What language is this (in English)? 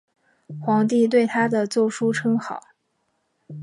Chinese